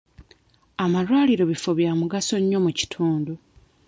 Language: Ganda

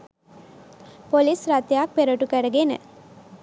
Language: Sinhala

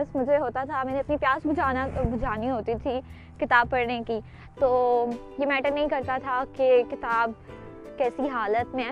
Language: Urdu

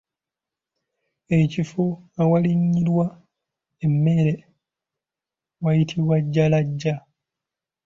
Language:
Ganda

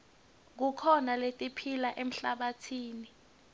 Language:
Swati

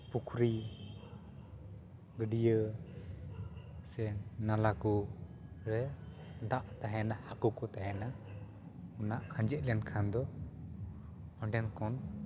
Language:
Santali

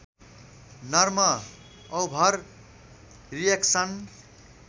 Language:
Nepali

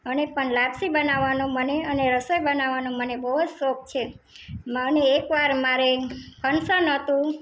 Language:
Gujarati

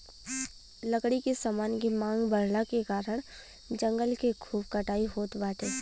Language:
Bhojpuri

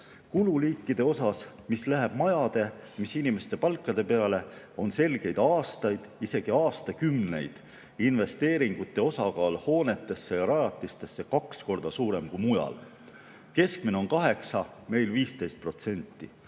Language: Estonian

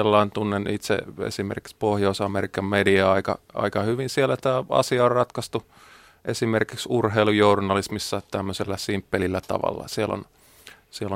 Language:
Finnish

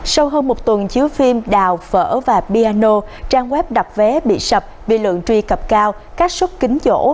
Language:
Vietnamese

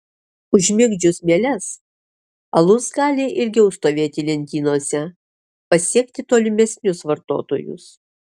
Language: Lithuanian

